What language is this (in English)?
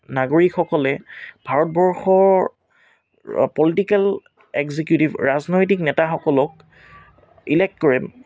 Assamese